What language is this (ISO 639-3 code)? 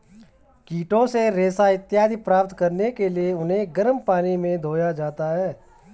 hin